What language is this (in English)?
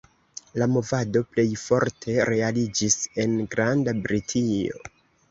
Esperanto